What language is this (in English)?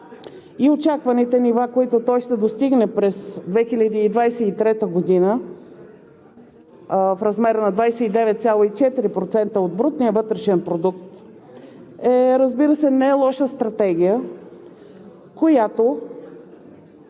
Bulgarian